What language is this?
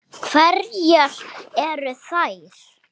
Icelandic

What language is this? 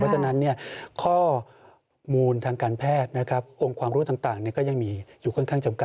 Thai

